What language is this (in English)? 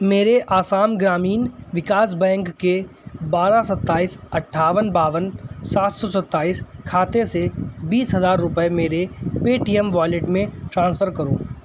Urdu